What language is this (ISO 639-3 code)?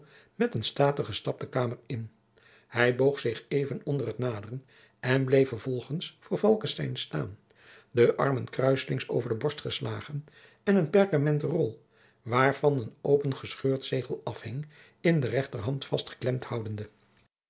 nld